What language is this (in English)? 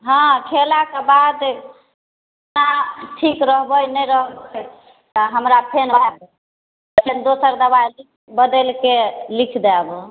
Maithili